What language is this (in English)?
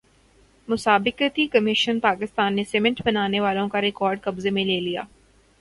Urdu